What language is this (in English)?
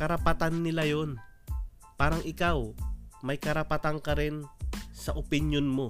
Filipino